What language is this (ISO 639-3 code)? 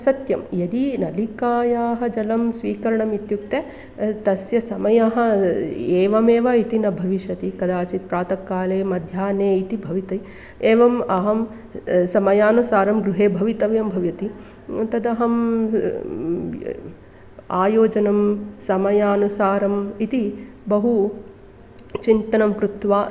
san